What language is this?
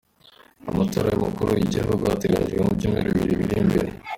Kinyarwanda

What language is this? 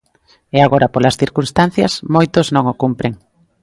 Galician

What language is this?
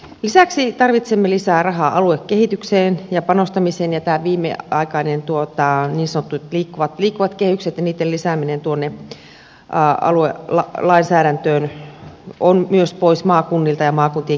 Finnish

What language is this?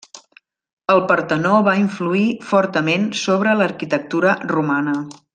Catalan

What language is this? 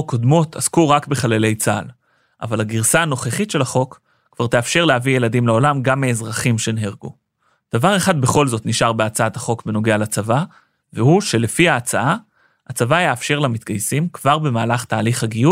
Hebrew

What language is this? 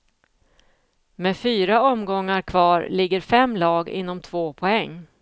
Swedish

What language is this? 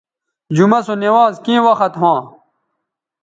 Bateri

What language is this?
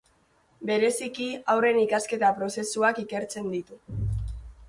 Basque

